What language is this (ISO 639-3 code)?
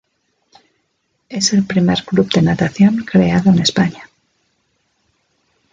spa